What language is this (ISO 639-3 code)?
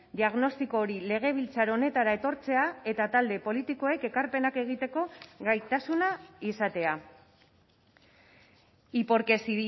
eus